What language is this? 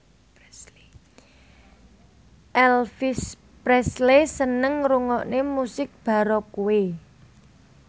Javanese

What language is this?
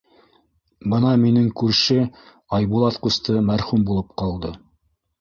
Bashkir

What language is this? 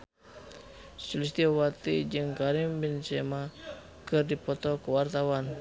Sundanese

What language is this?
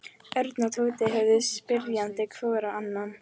Icelandic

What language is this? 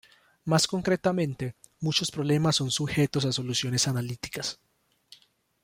Spanish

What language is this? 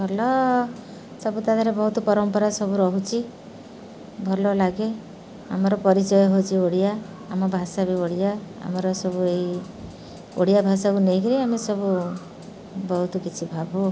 Odia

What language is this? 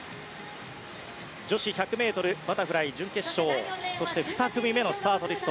Japanese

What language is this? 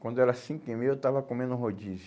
Portuguese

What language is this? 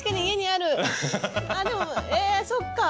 Japanese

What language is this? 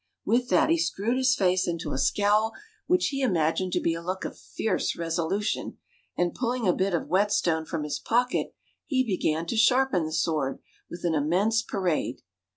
English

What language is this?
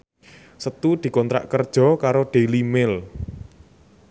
Javanese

